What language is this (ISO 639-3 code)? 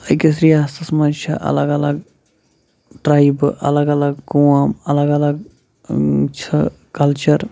kas